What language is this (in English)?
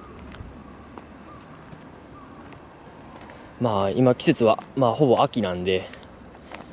Japanese